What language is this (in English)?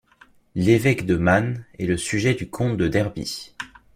French